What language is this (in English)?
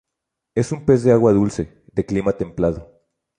Spanish